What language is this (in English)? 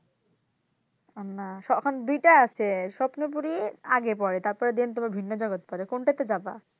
Bangla